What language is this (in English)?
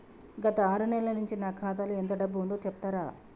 Telugu